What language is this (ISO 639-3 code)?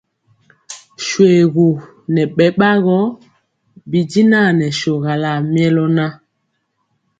mcx